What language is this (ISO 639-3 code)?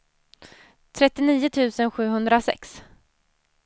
swe